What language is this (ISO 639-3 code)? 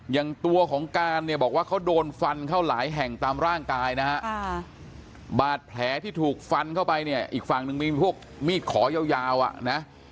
tha